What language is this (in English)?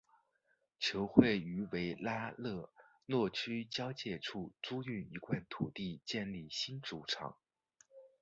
Chinese